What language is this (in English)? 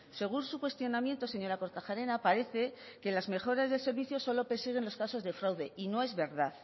Spanish